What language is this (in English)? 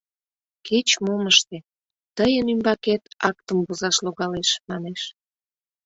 Mari